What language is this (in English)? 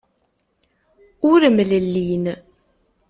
Kabyle